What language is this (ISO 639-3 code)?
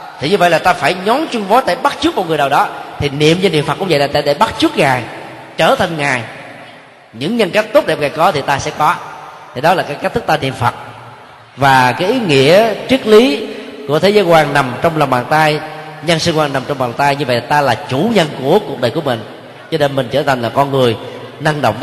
vie